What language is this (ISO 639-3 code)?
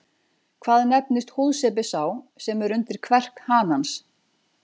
isl